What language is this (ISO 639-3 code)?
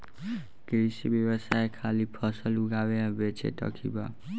bho